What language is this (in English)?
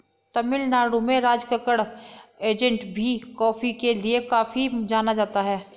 Hindi